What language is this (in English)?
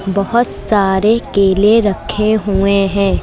Hindi